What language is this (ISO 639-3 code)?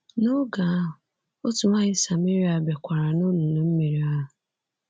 ibo